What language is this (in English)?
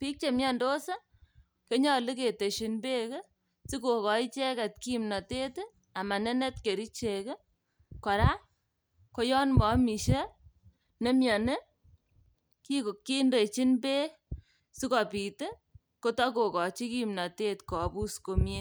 Kalenjin